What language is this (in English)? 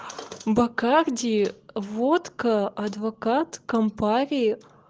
Russian